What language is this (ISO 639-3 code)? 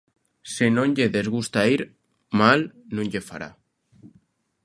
glg